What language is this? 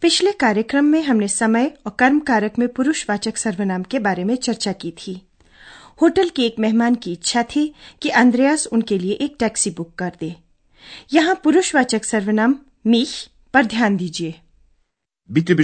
Hindi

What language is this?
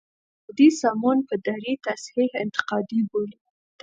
Pashto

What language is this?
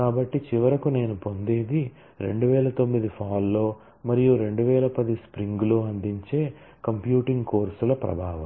Telugu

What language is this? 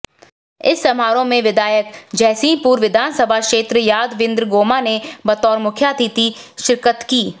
Hindi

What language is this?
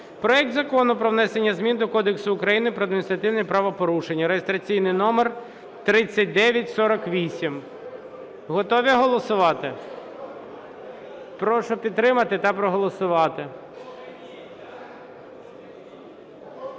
Ukrainian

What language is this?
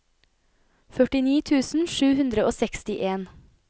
Norwegian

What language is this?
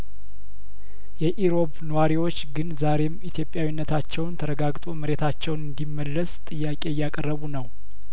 Amharic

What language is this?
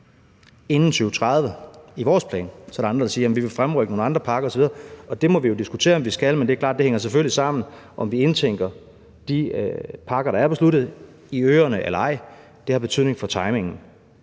Danish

